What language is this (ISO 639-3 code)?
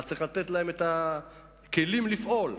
heb